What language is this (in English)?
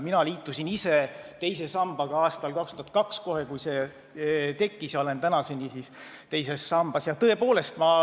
Estonian